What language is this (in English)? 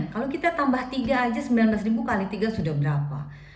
Indonesian